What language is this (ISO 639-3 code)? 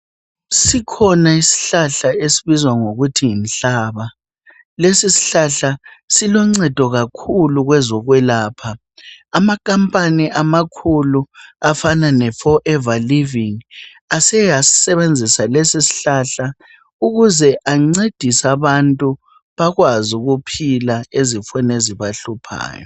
nde